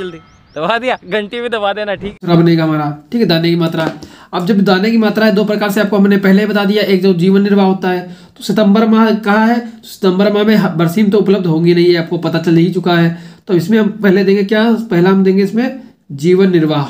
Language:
Hindi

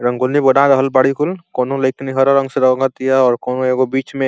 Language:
Bhojpuri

